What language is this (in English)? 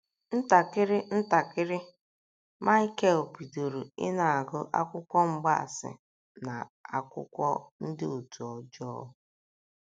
Igbo